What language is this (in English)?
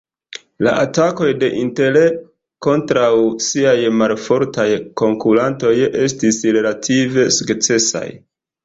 Esperanto